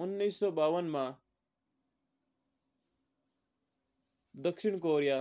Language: Mewari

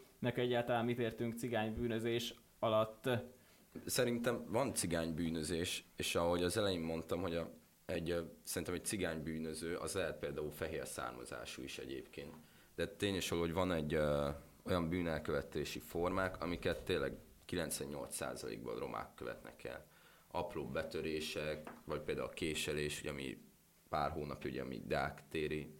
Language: Hungarian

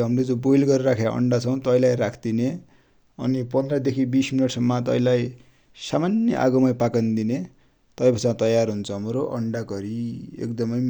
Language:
Dotyali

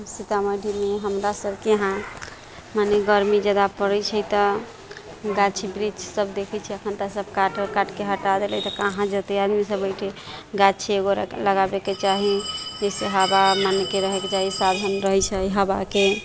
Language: Maithili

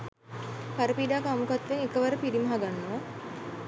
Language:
Sinhala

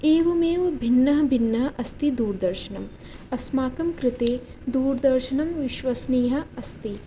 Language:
Sanskrit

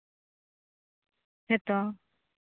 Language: Santali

